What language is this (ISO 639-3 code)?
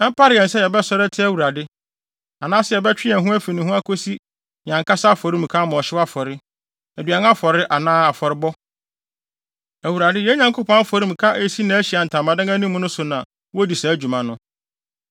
aka